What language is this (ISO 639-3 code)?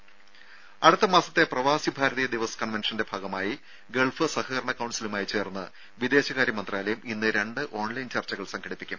mal